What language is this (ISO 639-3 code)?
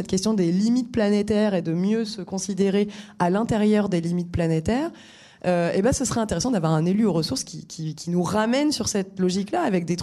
fra